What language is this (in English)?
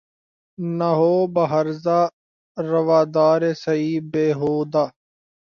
Urdu